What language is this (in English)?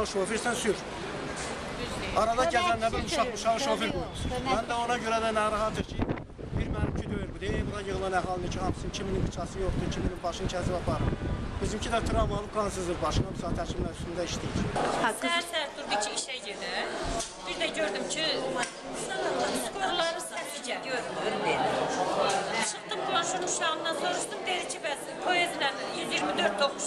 Turkish